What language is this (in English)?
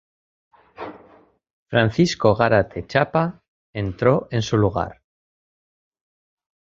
Spanish